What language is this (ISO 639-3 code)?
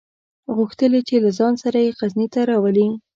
pus